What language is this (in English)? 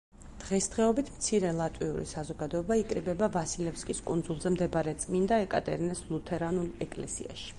Georgian